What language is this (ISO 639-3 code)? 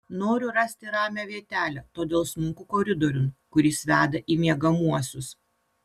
lit